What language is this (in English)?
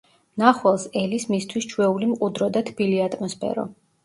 Georgian